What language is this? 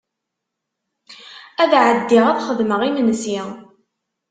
Kabyle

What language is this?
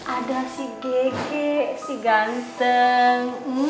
Indonesian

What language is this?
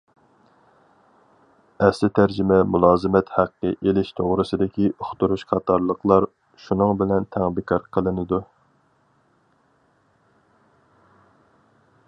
Uyghur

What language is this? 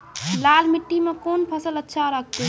Maithili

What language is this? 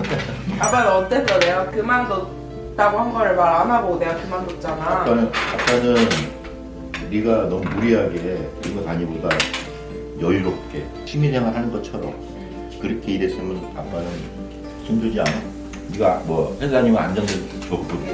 Korean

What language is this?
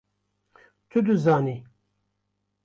Kurdish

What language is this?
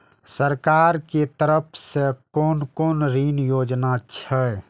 Maithili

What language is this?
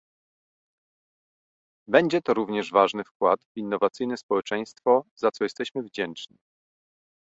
Polish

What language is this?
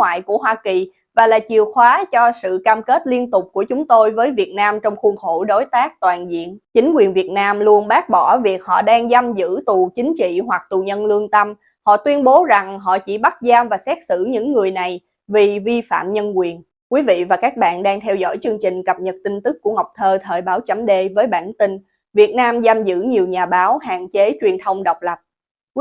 Vietnamese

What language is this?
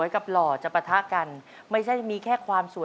Thai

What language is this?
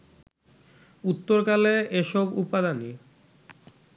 Bangla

